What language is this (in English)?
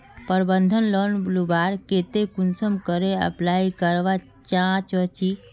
Magahi